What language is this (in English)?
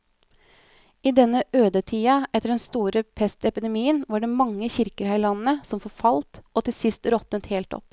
Norwegian